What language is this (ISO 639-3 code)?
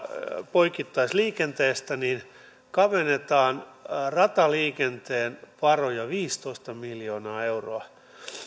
fin